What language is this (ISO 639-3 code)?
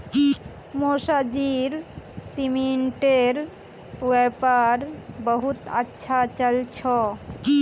mag